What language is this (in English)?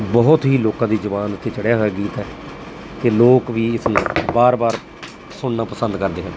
Punjabi